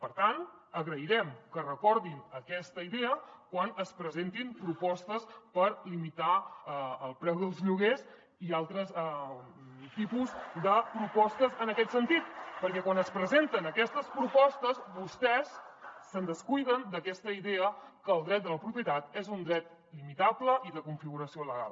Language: Catalan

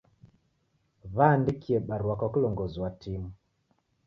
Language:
Taita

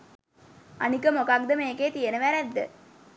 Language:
Sinhala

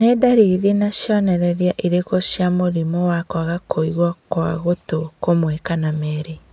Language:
Kikuyu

